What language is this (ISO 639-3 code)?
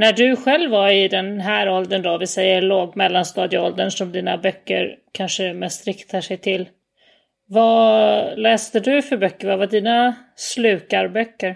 swe